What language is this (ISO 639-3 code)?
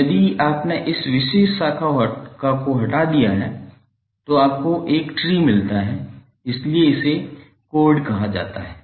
hin